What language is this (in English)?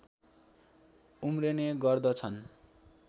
Nepali